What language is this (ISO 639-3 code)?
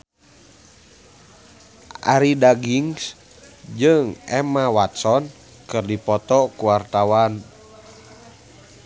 sun